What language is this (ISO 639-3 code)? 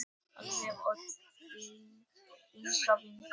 isl